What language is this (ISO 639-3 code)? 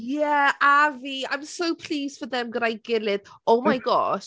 cym